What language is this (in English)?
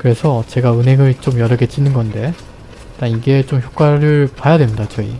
Korean